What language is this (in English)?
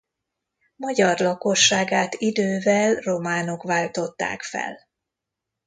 Hungarian